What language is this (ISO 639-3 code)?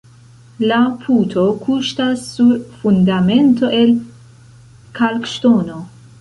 epo